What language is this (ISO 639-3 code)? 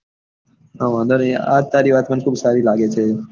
guj